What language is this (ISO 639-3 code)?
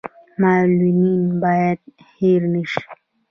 pus